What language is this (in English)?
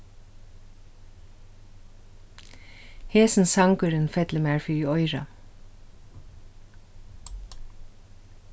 Faroese